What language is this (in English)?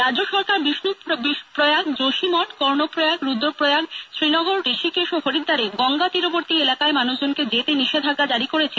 Bangla